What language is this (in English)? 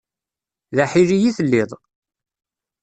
Kabyle